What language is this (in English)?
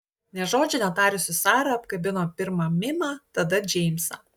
Lithuanian